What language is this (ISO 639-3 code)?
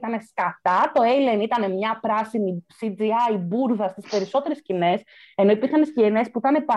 ell